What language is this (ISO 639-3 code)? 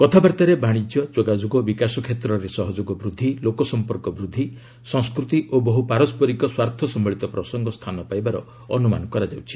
ori